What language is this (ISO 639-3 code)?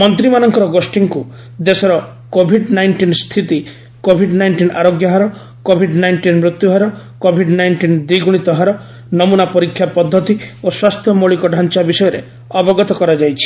ori